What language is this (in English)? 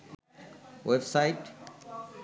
Bangla